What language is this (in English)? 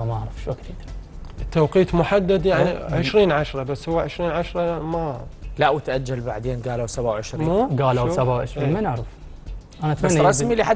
Arabic